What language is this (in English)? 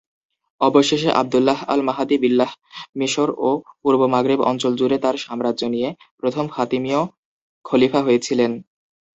Bangla